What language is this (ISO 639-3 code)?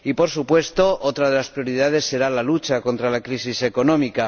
spa